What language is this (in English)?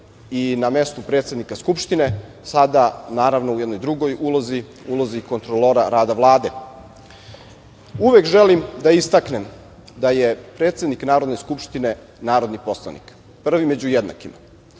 Serbian